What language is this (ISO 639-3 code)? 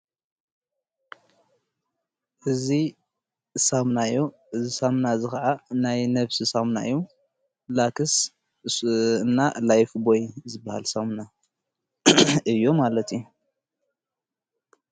tir